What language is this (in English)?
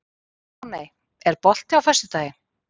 Icelandic